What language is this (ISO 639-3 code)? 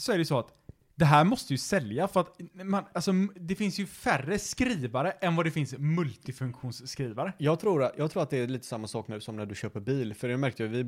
swe